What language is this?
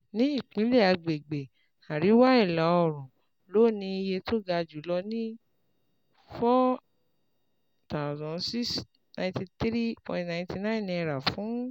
Yoruba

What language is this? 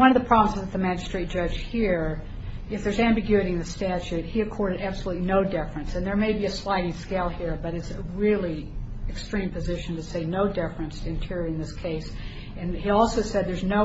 English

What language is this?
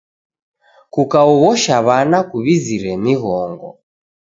Taita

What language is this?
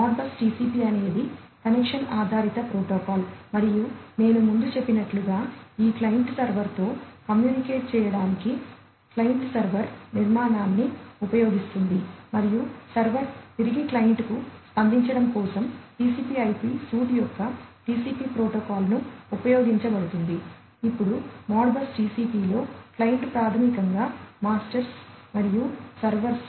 Telugu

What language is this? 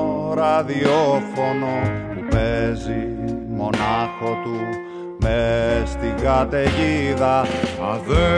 Greek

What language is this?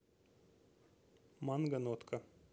Russian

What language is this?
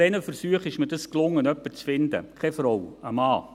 Swiss German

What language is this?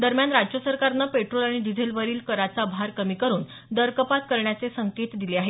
Marathi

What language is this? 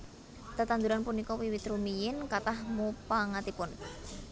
Javanese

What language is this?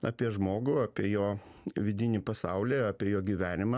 Lithuanian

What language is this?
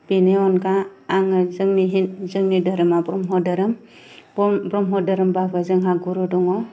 Bodo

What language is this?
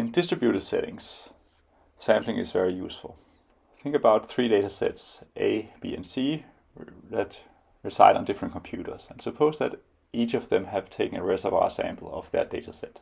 English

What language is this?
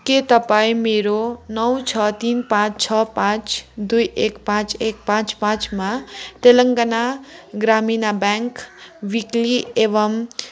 Nepali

